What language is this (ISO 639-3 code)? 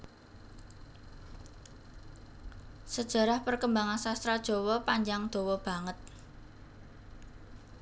jav